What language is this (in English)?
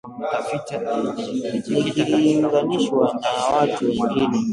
Swahili